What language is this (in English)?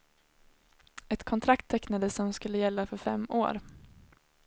Swedish